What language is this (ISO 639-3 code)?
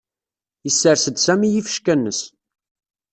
kab